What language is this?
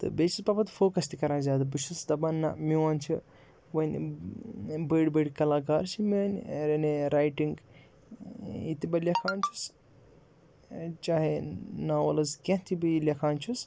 Kashmiri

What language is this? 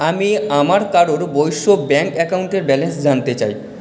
Bangla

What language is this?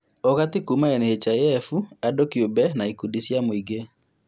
Kikuyu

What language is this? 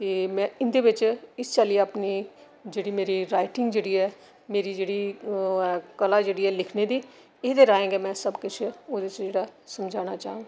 Dogri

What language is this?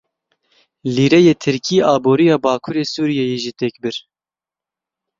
Kurdish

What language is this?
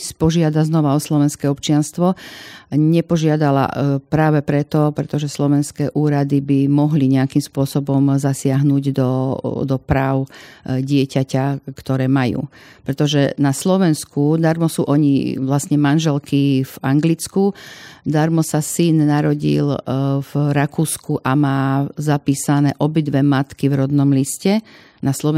Slovak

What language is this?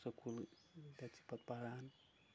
Kashmiri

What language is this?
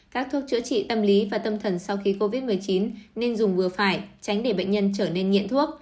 Vietnamese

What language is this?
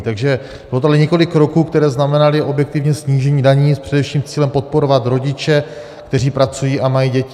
Czech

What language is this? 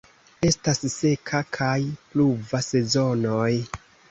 Esperanto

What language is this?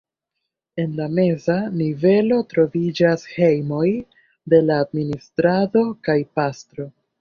Esperanto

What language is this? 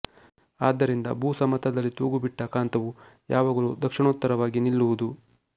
Kannada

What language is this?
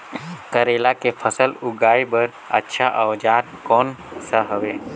Chhattisgarhi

